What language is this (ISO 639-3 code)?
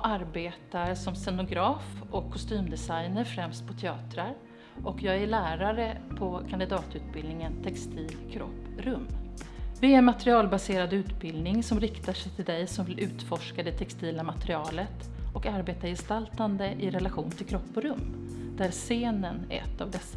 swe